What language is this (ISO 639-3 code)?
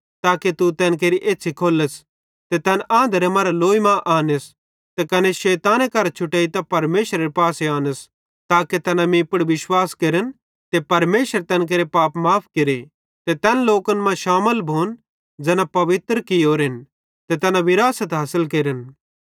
bhd